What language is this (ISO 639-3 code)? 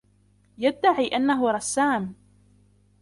ara